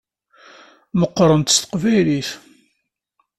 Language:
Kabyle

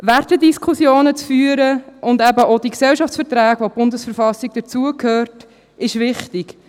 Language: Swiss German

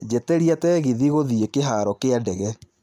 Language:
Kikuyu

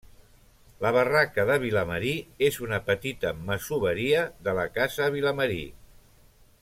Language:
Catalan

